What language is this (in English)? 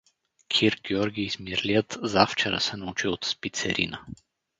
Bulgarian